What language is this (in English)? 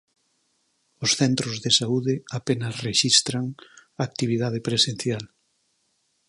Galician